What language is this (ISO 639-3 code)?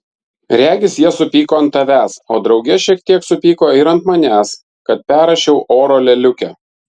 lit